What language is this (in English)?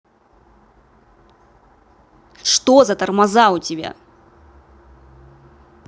Russian